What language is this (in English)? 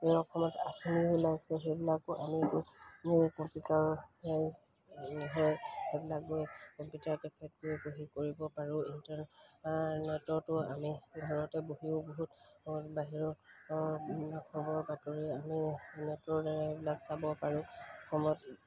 Assamese